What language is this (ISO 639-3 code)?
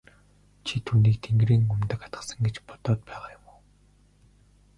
mon